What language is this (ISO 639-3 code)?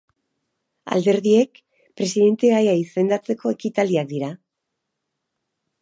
eus